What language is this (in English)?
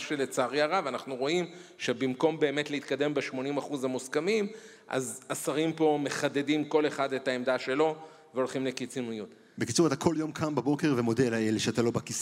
Hebrew